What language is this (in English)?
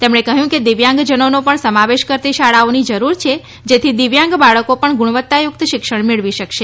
Gujarati